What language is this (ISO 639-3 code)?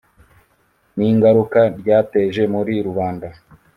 kin